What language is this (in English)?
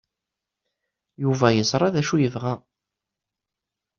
Kabyle